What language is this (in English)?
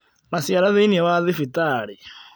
Kikuyu